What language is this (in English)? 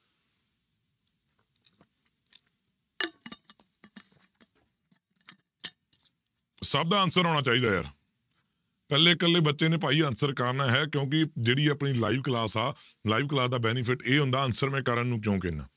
Punjabi